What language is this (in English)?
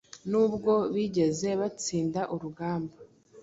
Kinyarwanda